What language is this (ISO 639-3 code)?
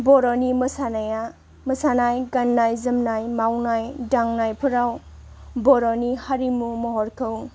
brx